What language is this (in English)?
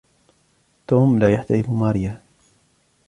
Arabic